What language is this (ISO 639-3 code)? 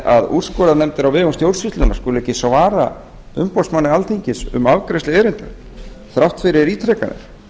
isl